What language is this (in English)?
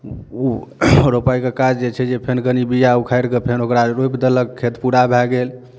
Maithili